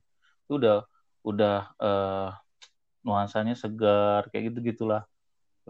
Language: Indonesian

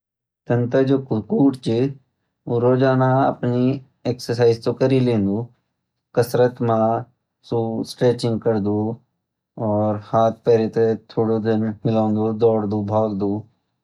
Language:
Garhwali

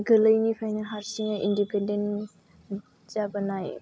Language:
Bodo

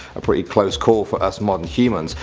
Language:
English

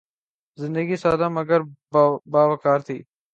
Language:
Urdu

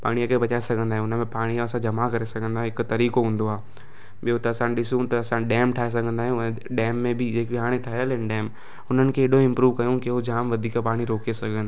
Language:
Sindhi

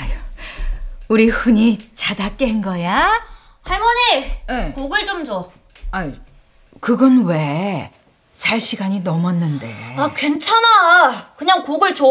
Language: Korean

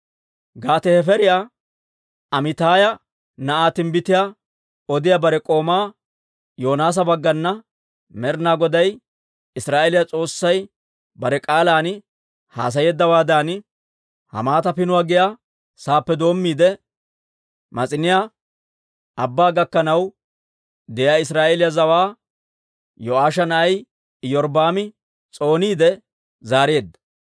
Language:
Dawro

